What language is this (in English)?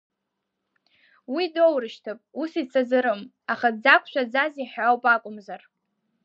Abkhazian